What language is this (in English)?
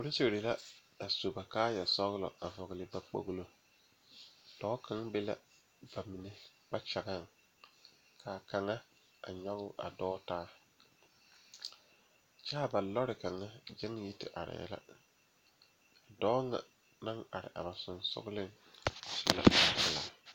Southern Dagaare